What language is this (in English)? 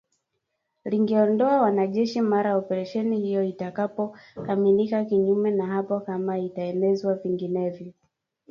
Swahili